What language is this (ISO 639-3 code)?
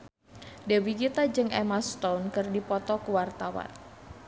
sun